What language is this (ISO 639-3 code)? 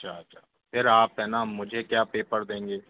hin